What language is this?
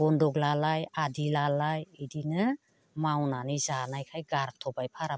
Bodo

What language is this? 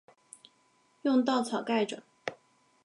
Chinese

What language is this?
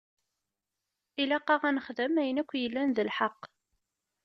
Kabyle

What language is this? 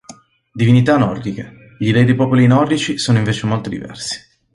Italian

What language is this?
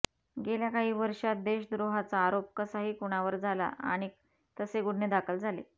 Marathi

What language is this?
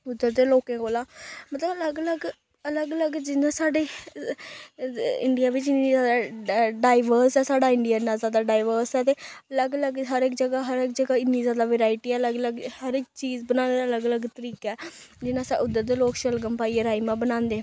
Dogri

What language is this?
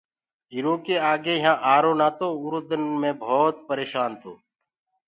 Gurgula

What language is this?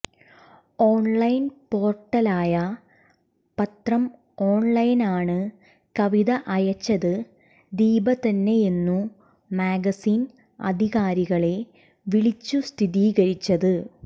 Malayalam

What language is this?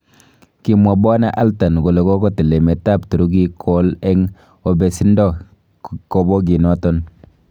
Kalenjin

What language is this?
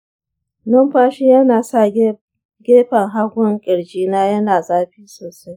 Hausa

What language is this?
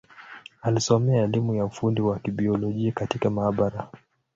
Swahili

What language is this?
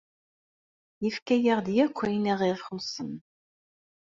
Kabyle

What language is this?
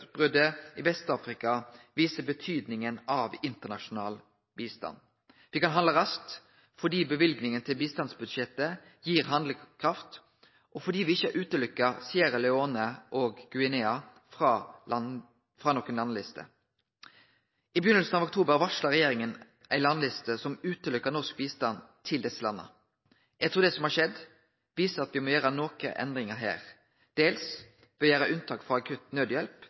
Norwegian Nynorsk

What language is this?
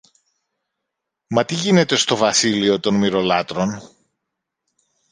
Greek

